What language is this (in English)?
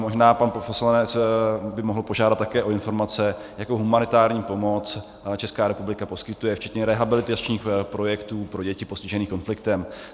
Czech